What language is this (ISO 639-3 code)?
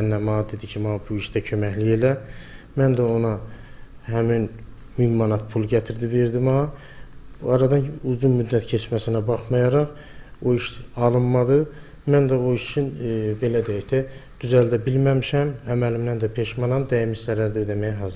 tur